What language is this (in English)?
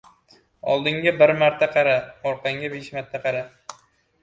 Uzbek